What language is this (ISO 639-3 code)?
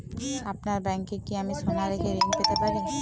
ben